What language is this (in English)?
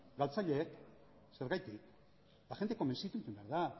Basque